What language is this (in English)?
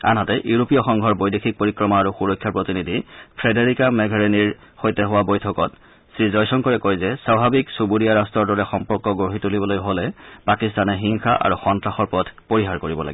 Assamese